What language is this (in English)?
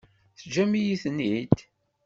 Kabyle